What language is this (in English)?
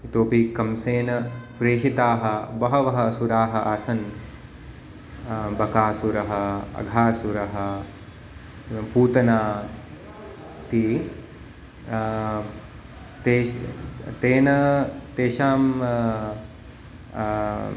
Sanskrit